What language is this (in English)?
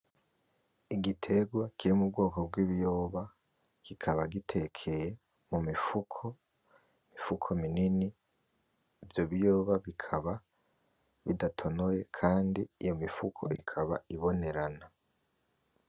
Rundi